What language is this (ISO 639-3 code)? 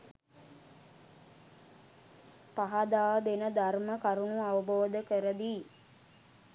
sin